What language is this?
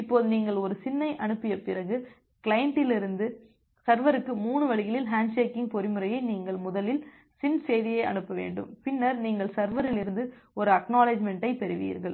Tamil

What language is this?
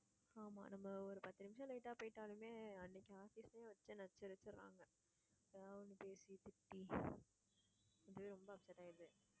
Tamil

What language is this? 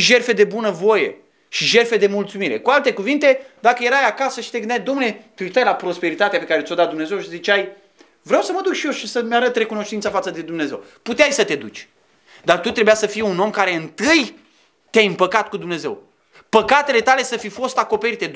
Romanian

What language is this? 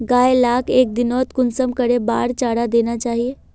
Magahi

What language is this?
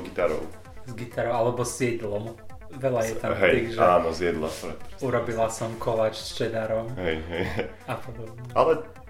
Slovak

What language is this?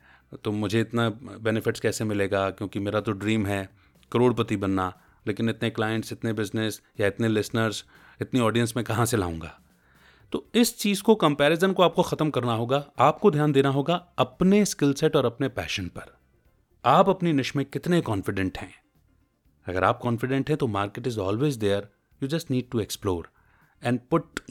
Hindi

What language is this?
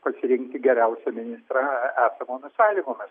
Lithuanian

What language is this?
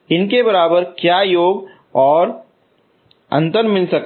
Hindi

